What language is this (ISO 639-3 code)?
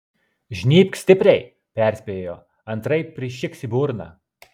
lit